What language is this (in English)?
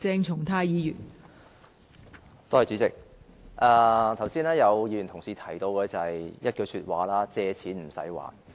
Cantonese